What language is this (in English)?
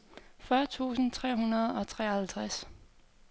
Danish